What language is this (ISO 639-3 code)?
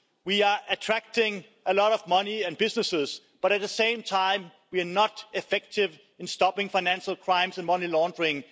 eng